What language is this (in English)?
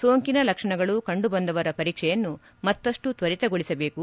Kannada